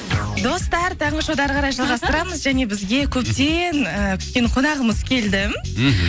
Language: Kazakh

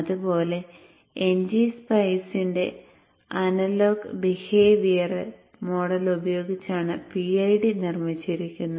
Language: Malayalam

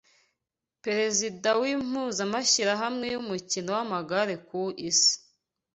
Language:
Kinyarwanda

